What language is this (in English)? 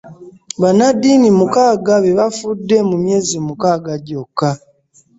Ganda